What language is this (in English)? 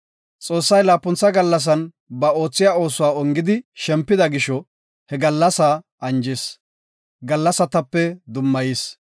Gofa